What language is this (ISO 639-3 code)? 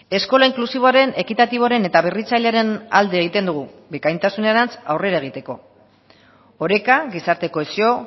eus